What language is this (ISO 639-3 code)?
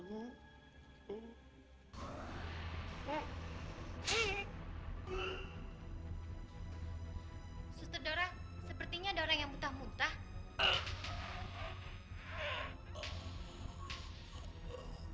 ind